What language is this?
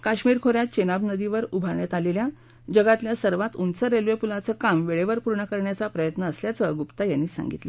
Marathi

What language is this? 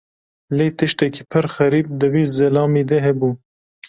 Kurdish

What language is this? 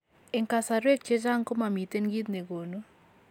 Kalenjin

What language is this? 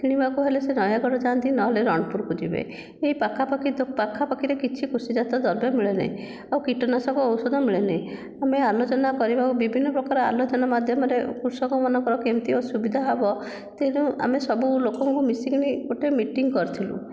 Odia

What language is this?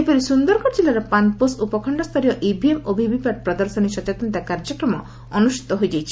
Odia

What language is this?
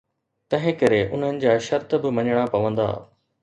Sindhi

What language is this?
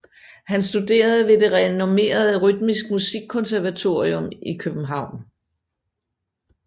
Danish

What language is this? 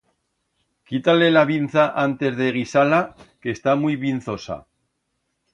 Aragonese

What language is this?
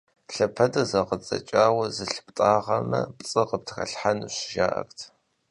Kabardian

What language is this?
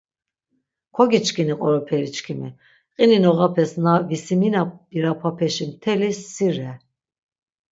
Laz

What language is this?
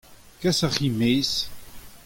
Breton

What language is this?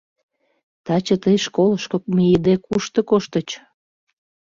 Mari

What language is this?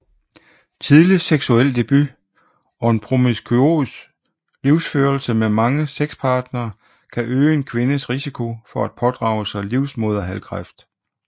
Danish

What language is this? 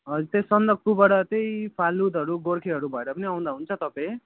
Nepali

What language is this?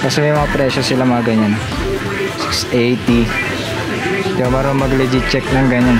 Filipino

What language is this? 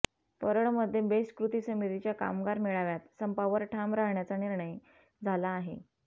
Marathi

